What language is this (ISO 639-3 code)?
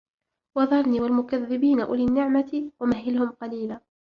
ara